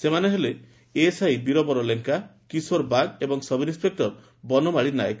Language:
Odia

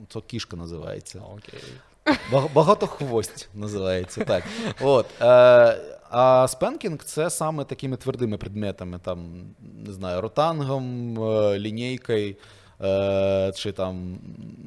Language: Ukrainian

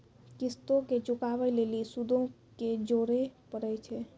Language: Maithili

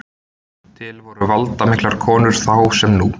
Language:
Icelandic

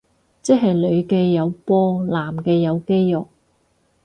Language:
Cantonese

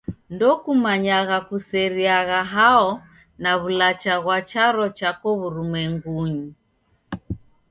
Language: Taita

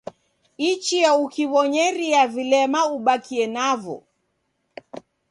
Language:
Taita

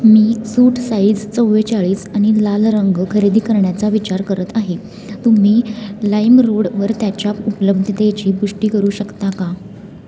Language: Marathi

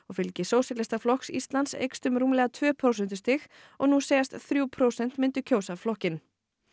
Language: Icelandic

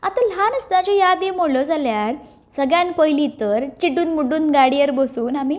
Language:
Konkani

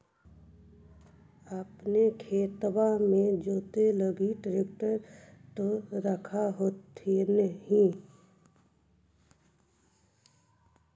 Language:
Magahi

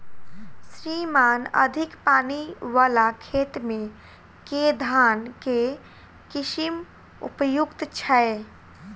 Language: Maithili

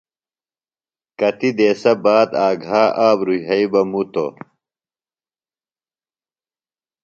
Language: Phalura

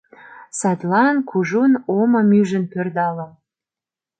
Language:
Mari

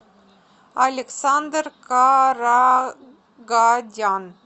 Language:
Russian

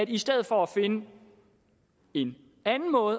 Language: Danish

